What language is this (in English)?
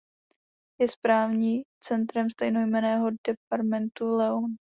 Czech